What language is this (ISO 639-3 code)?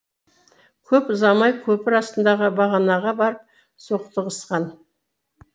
kaz